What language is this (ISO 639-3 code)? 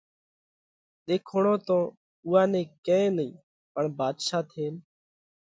kvx